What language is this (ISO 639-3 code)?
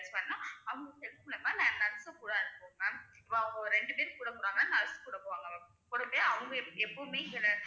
tam